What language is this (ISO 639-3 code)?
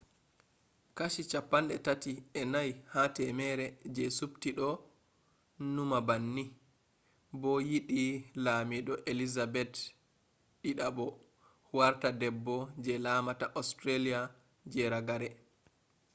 ful